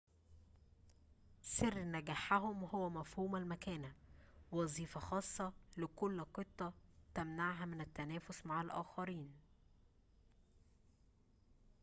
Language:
Arabic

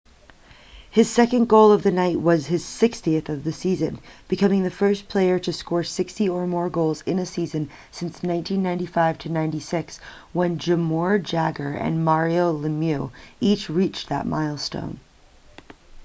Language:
English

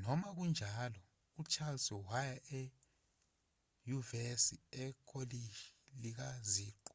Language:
Zulu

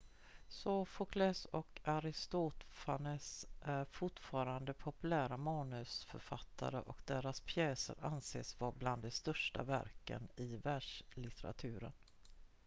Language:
Swedish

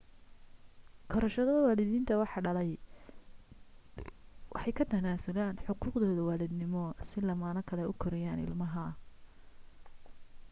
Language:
Somali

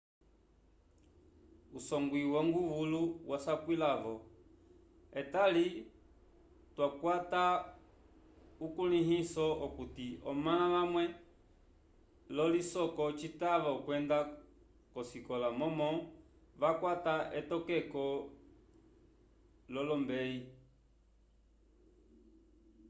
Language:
Umbundu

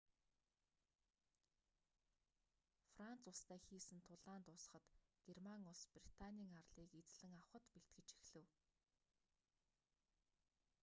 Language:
Mongolian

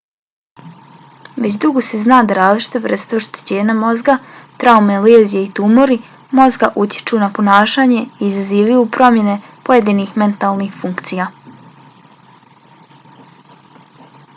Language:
Bosnian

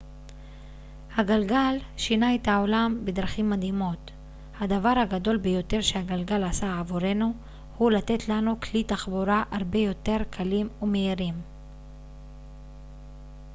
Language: Hebrew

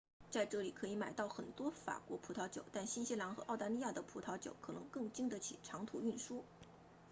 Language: Chinese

